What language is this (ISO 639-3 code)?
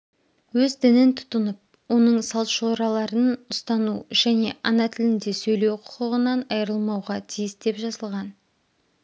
kaz